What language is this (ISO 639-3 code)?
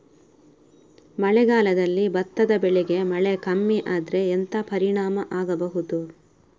kan